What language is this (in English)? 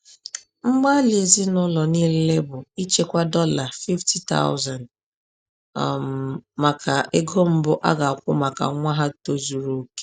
Igbo